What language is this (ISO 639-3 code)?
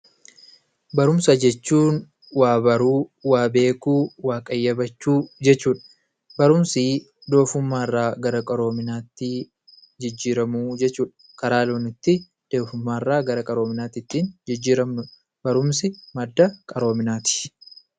orm